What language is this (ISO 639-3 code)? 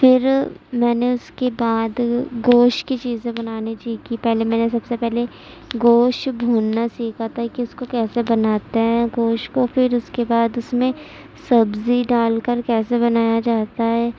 urd